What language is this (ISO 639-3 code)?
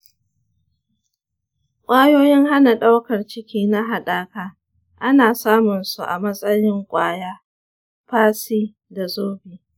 hau